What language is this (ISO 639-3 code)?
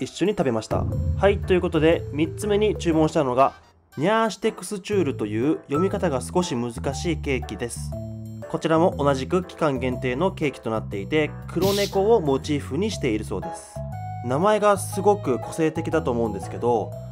jpn